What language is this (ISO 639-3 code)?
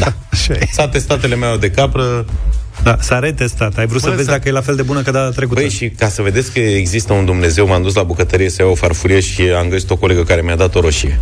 ron